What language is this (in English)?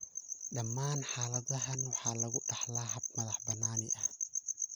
Somali